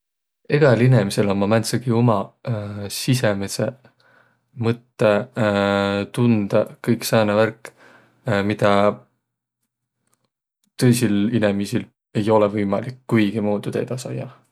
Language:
Võro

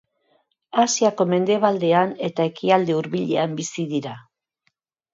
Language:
Basque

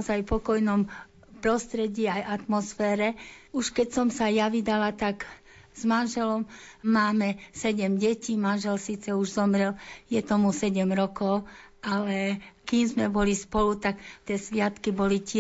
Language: Slovak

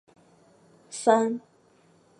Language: Chinese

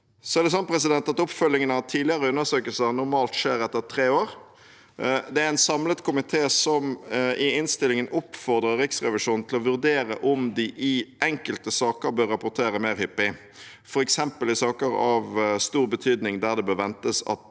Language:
Norwegian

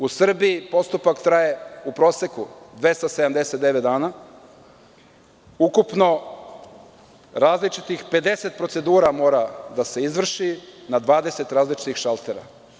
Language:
Serbian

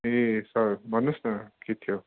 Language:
Nepali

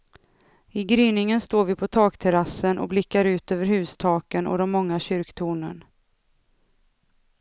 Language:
Swedish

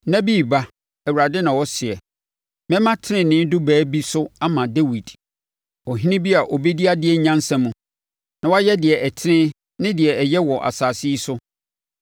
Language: Akan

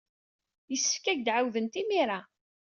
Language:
Kabyle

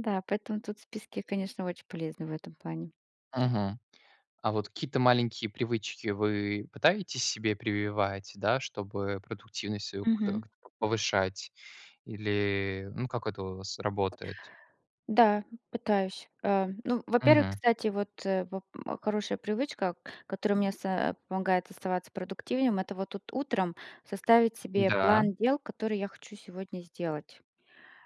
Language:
Russian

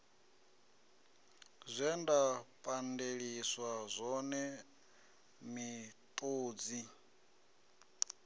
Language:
Venda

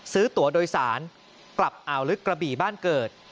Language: Thai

